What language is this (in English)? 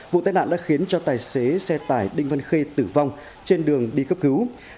Vietnamese